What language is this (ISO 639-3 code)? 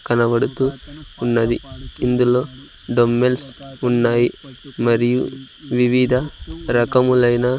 tel